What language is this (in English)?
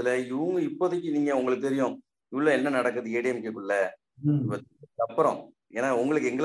Tamil